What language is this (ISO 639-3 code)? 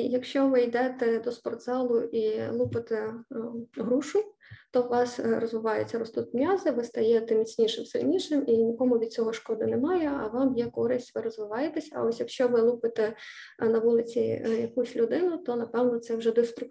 ukr